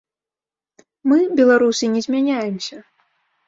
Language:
Belarusian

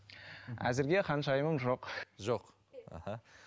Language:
Kazakh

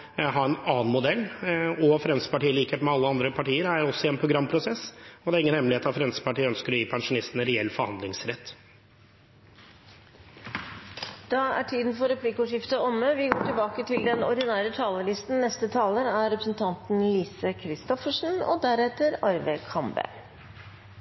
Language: Norwegian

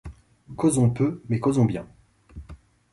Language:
French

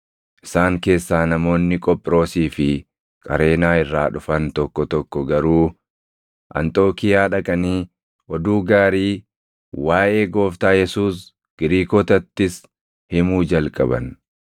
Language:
Oromo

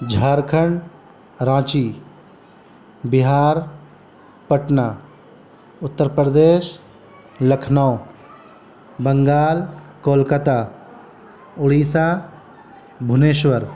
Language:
Urdu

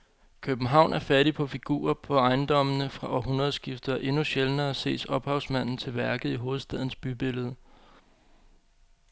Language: Danish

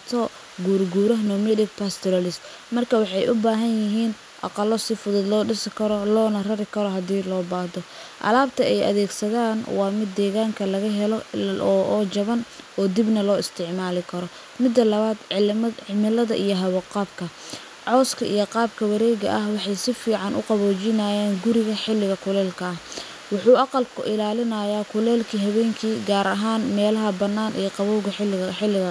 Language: Somali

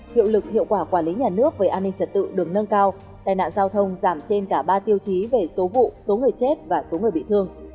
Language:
Vietnamese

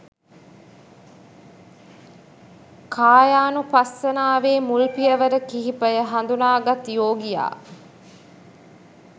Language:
Sinhala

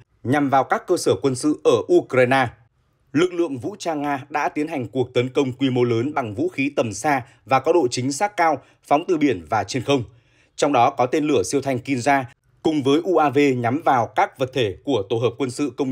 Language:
Vietnamese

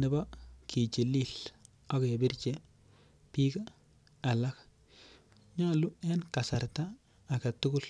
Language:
Kalenjin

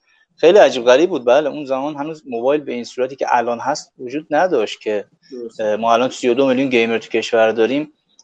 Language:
Persian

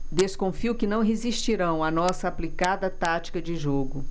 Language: Portuguese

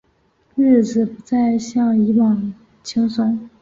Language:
Chinese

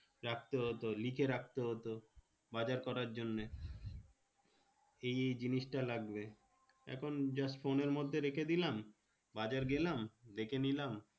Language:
Bangla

